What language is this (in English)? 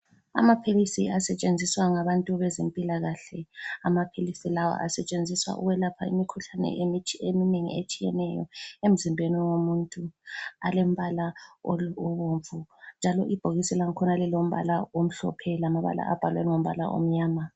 North Ndebele